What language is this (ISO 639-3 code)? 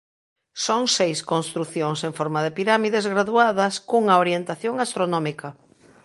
glg